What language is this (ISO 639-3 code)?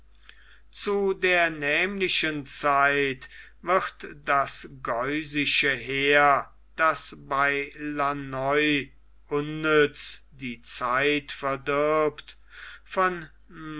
deu